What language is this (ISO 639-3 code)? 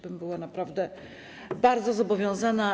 pol